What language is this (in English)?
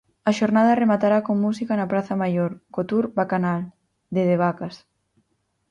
Galician